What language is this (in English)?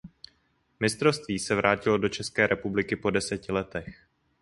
Czech